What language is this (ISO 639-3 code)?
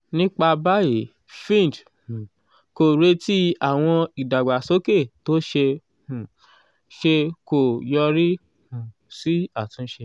yor